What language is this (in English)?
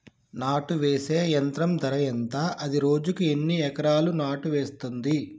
Telugu